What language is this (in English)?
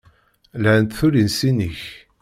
Kabyle